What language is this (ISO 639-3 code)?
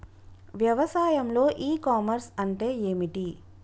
tel